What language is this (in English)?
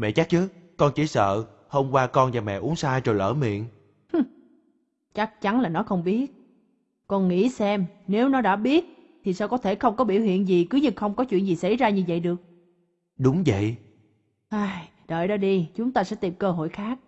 Vietnamese